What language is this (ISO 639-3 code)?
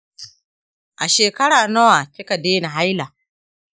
hau